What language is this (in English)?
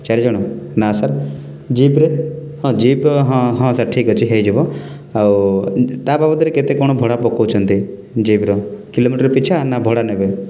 Odia